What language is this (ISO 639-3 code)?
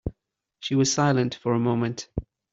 eng